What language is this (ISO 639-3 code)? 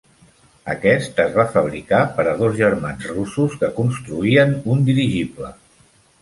cat